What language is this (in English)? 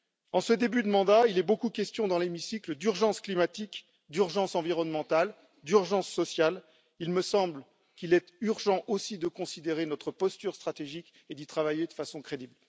French